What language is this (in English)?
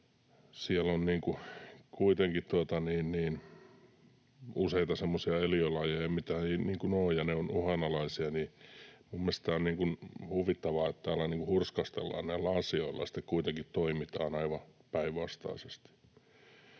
Finnish